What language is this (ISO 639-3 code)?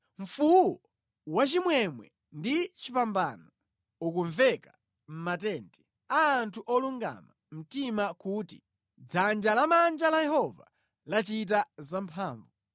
nya